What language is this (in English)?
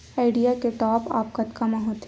Chhattisgarhi